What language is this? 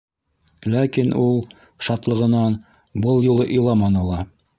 Bashkir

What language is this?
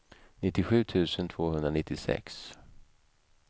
Swedish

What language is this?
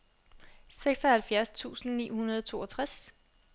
Danish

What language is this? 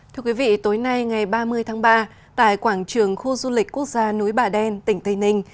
Vietnamese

